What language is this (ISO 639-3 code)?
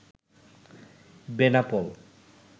ben